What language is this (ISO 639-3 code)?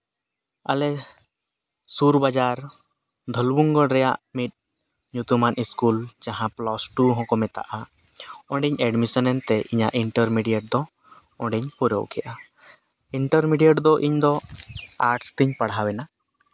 sat